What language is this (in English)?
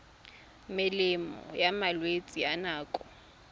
Tswana